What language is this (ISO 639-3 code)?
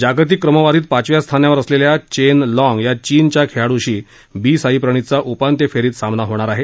mar